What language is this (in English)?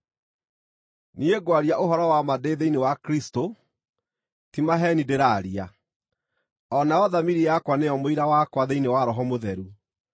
Kikuyu